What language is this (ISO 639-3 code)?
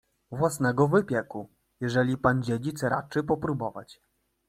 pol